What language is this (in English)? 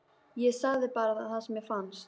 Icelandic